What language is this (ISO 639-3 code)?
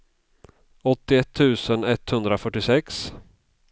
swe